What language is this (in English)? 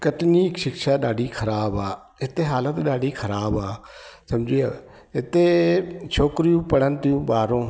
Sindhi